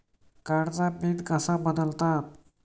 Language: Marathi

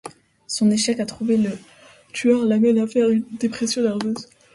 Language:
French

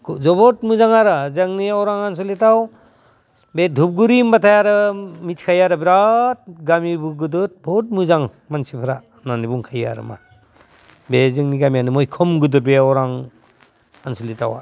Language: Bodo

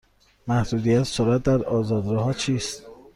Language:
Persian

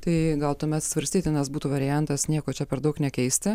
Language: Lithuanian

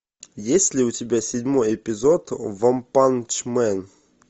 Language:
Russian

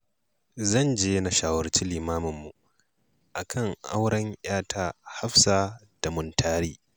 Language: Hausa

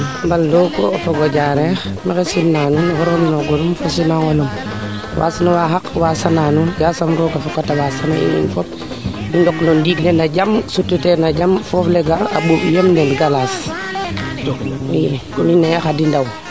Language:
Serer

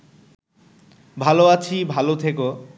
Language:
Bangla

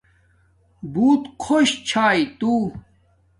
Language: Domaaki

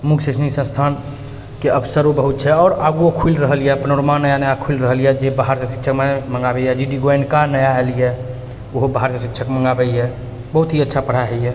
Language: Maithili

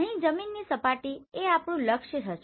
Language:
Gujarati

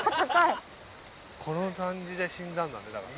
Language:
Japanese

